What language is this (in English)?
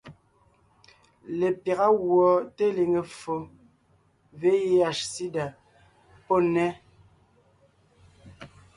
Ngiemboon